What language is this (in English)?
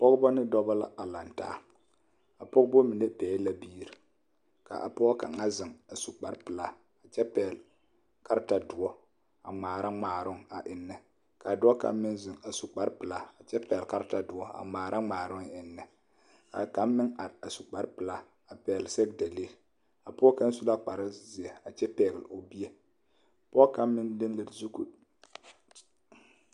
Southern Dagaare